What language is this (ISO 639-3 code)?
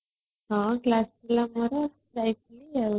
ori